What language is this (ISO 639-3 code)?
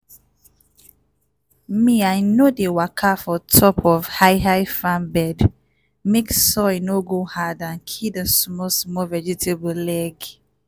pcm